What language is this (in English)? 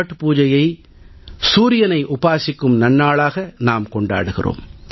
Tamil